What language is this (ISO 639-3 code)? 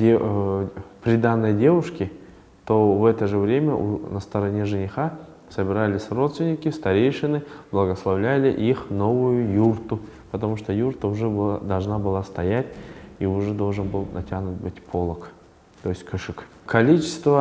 rus